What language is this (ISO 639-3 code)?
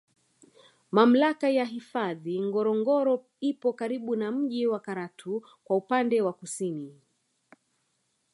swa